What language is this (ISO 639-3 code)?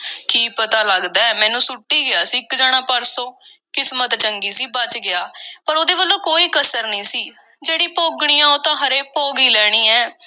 pan